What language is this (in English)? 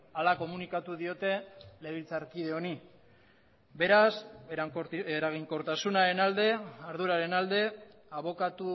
Basque